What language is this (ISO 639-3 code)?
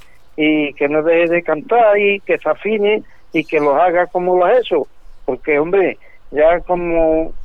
spa